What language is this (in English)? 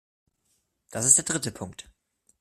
German